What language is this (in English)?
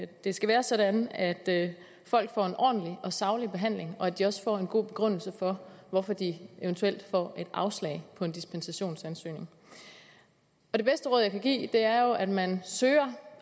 Danish